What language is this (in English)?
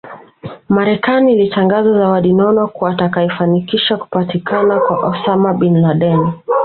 Swahili